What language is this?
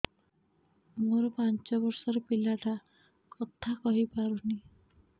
Odia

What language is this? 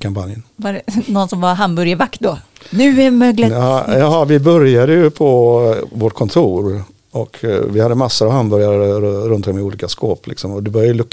Swedish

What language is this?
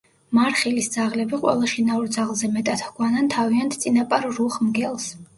Georgian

